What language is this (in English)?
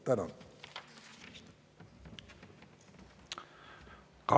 Estonian